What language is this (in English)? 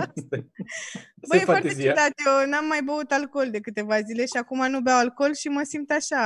Romanian